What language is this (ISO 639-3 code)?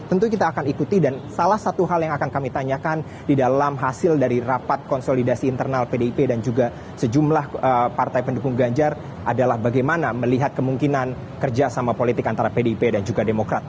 ind